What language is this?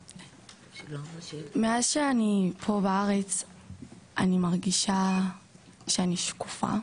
Hebrew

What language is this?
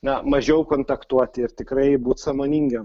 Lithuanian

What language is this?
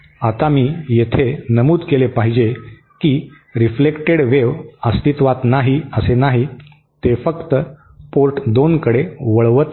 Marathi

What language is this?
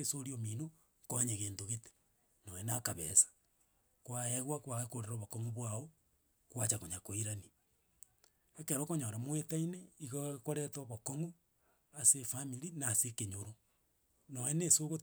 Gusii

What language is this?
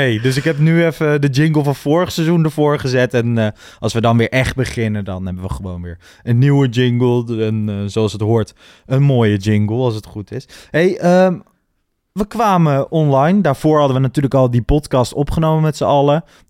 Dutch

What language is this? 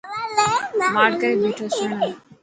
Dhatki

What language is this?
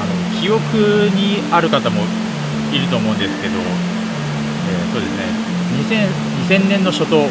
Japanese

